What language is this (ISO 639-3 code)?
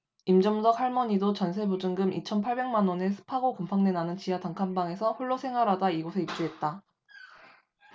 kor